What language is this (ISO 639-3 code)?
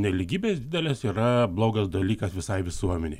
lit